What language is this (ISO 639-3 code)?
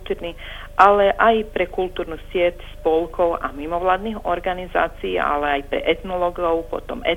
hrv